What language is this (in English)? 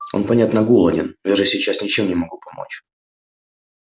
Russian